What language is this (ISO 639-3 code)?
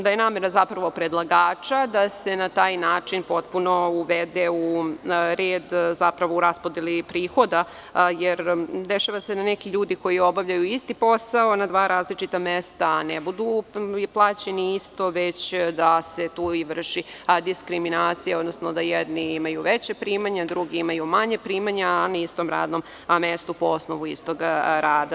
srp